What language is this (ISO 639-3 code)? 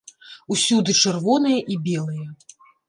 bel